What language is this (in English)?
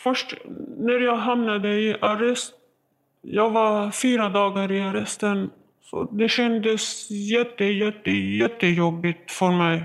Swedish